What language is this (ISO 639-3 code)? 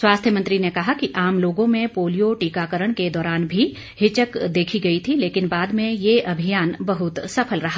hin